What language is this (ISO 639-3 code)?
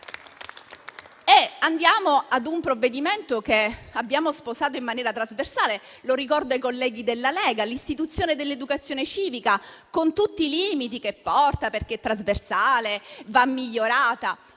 ita